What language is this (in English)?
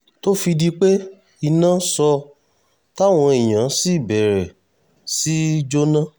Yoruba